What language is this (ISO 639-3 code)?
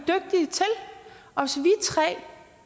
dan